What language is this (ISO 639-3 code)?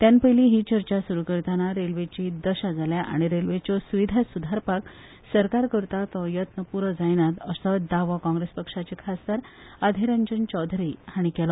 kok